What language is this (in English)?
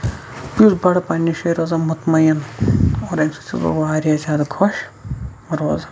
Kashmiri